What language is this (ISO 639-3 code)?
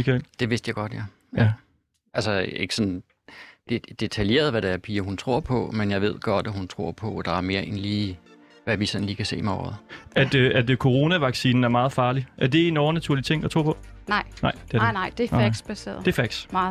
dan